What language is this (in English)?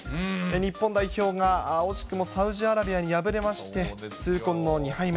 Japanese